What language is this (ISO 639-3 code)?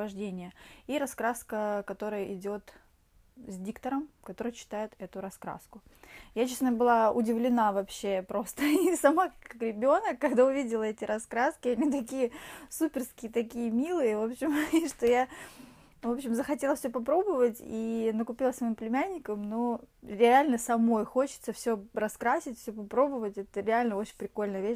rus